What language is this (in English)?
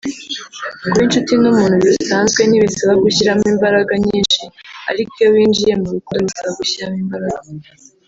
Kinyarwanda